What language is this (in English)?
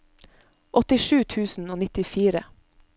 Norwegian